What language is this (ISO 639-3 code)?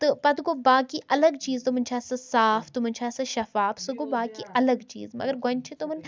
kas